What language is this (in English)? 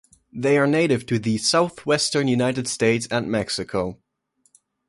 English